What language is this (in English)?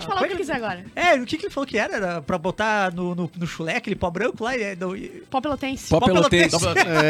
Portuguese